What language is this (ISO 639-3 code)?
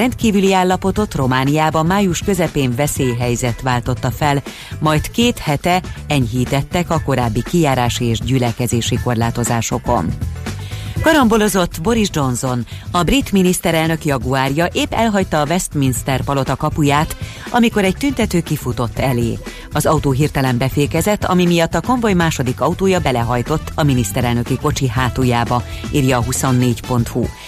hun